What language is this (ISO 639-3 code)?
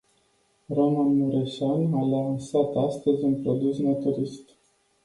ron